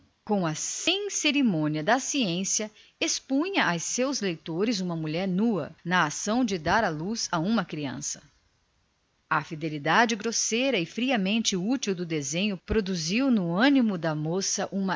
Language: Portuguese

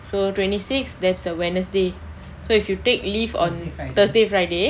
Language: English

